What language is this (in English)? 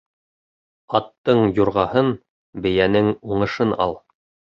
Bashkir